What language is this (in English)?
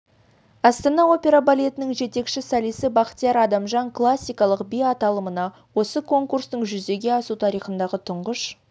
Kazakh